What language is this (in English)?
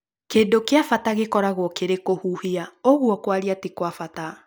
Kikuyu